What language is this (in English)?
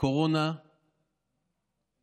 Hebrew